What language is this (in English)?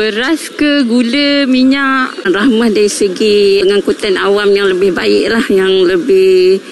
Malay